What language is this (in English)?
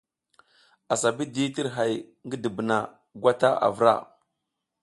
South Giziga